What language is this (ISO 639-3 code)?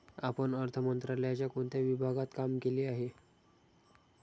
mar